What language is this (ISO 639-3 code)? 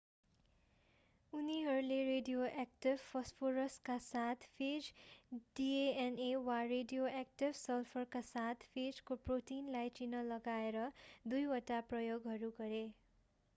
nep